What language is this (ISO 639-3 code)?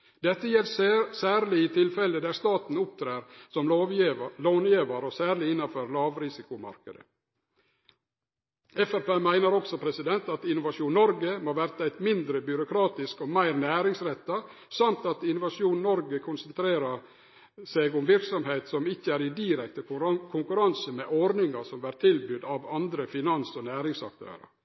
nno